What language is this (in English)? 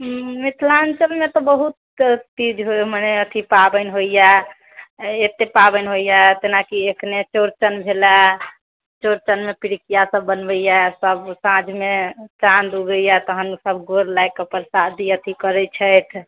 Maithili